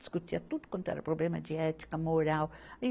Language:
Portuguese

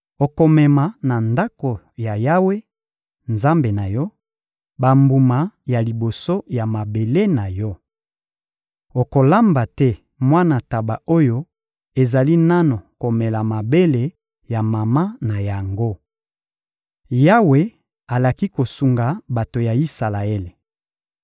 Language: Lingala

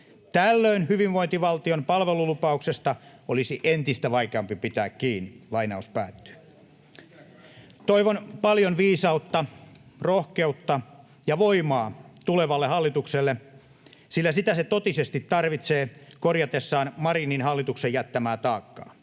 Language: Finnish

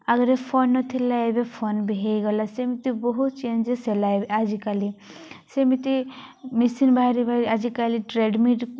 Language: Odia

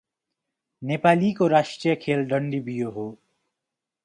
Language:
Nepali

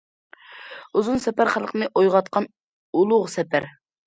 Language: Uyghur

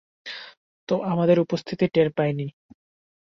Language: Bangla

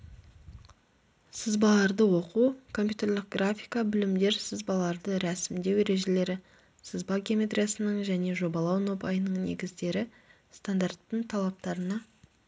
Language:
Kazakh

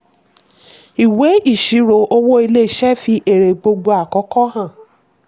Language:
Yoruba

